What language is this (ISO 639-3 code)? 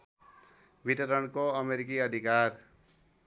nep